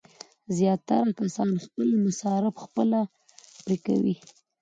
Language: Pashto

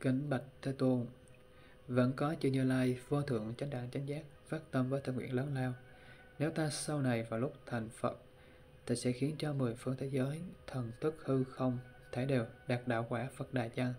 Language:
Vietnamese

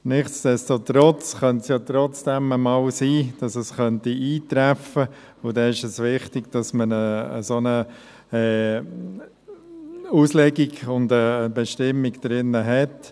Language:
Swiss German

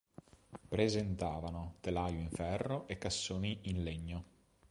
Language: Italian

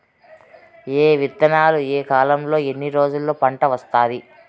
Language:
Telugu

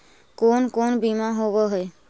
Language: Magahi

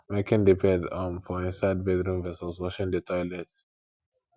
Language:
Nigerian Pidgin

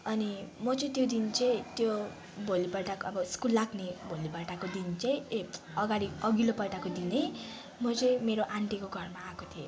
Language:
Nepali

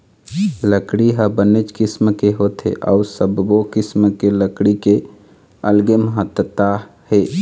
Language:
Chhattisgarhi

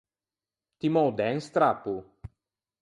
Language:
Ligurian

